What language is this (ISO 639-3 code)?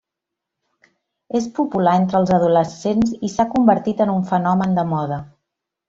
cat